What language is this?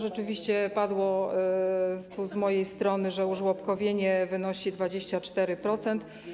Polish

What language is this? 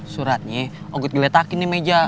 Indonesian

